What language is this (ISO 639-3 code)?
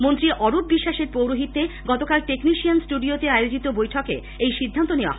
ben